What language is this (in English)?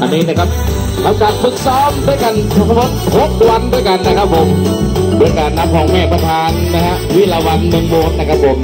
Thai